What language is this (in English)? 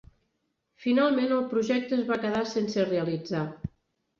Catalan